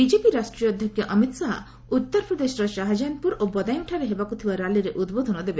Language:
Odia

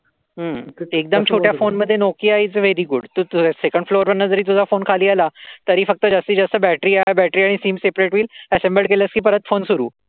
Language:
Marathi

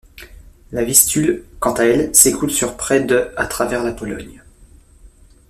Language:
French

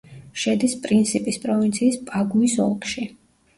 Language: Georgian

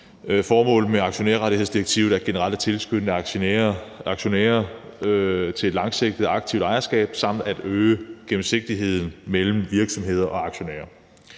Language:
Danish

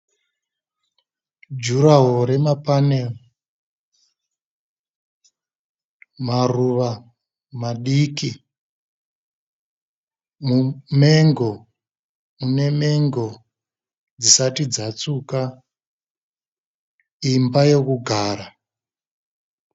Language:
Shona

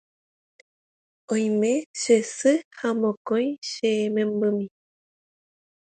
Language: Guarani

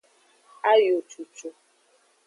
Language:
Aja (Benin)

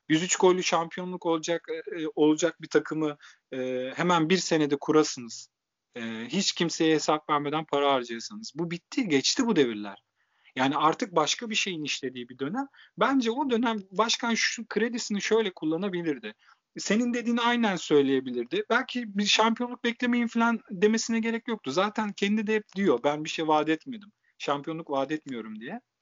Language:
Turkish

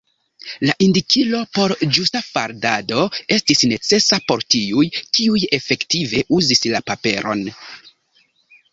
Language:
Esperanto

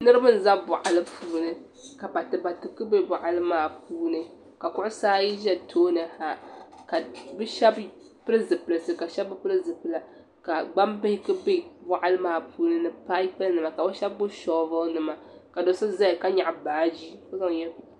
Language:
Dagbani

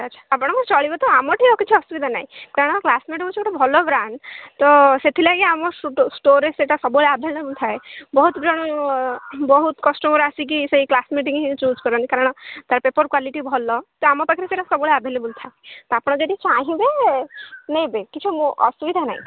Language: Odia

